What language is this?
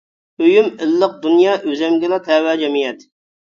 Uyghur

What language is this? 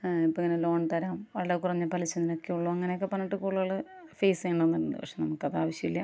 Malayalam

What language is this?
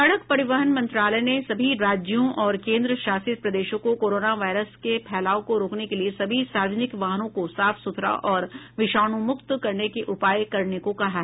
Hindi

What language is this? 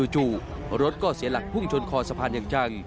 Thai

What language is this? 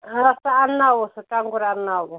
Kashmiri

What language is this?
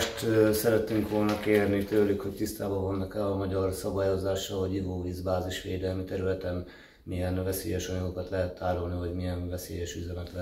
Hungarian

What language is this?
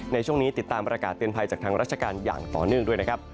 Thai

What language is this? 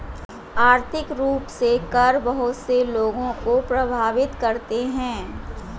Hindi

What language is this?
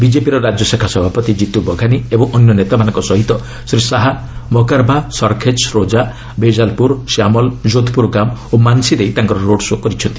Odia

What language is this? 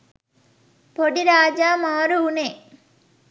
Sinhala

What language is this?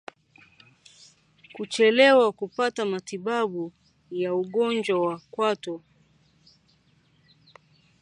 Swahili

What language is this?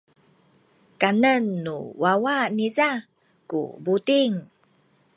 Sakizaya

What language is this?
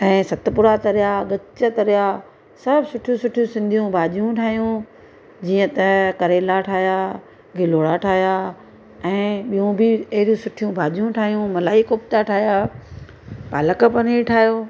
Sindhi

